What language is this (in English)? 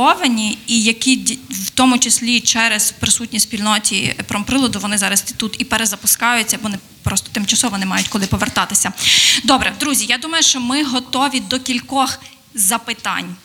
Ukrainian